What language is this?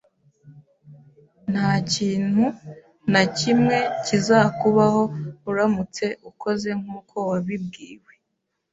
Kinyarwanda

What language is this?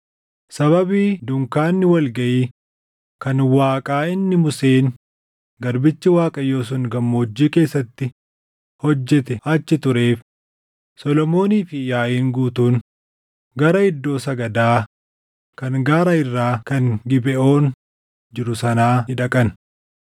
Oromo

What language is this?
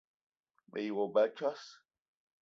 Eton (Cameroon)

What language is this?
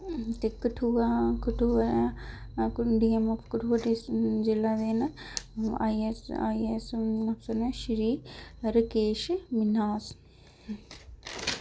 Dogri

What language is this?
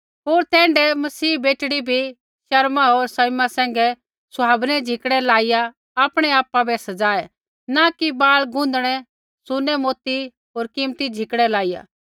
Kullu Pahari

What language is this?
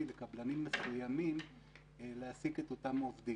Hebrew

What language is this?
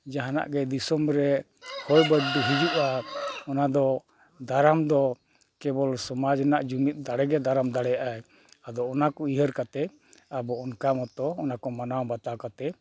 Santali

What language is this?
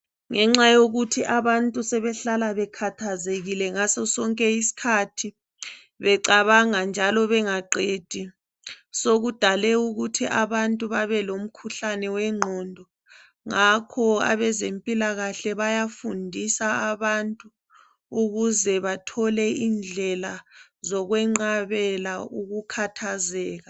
North Ndebele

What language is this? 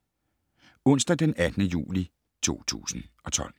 Danish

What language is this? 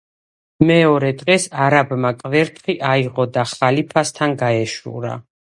Georgian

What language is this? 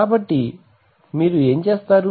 Telugu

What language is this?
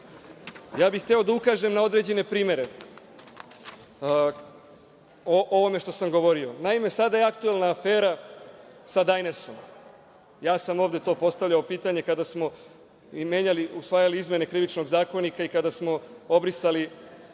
Serbian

